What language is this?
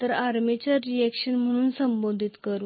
Marathi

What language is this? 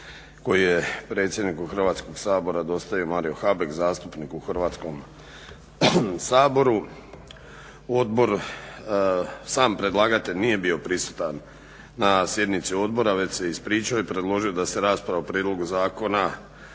Croatian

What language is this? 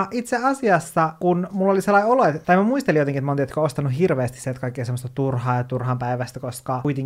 Finnish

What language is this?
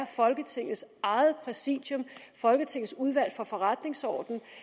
Danish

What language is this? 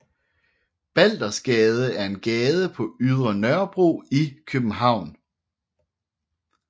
Danish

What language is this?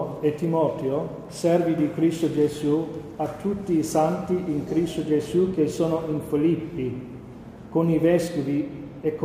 Italian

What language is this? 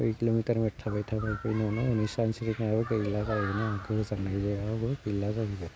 Bodo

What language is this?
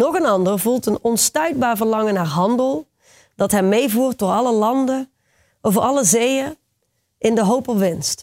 Dutch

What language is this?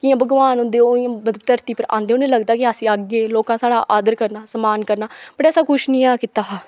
Dogri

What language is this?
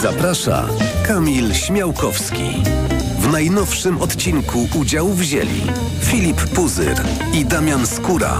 Polish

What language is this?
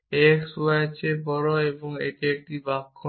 Bangla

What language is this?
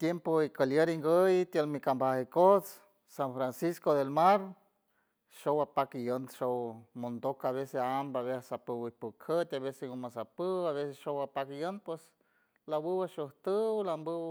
San Francisco Del Mar Huave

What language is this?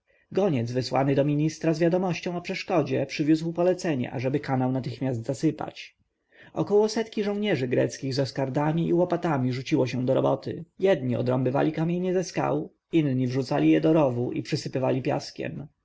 Polish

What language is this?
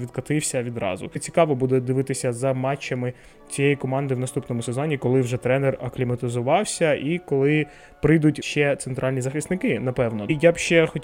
Ukrainian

